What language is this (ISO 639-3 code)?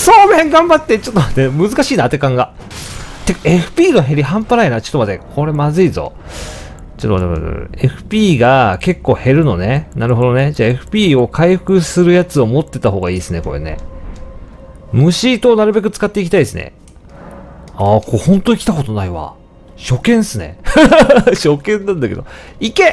jpn